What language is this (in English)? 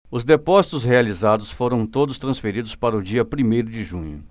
Portuguese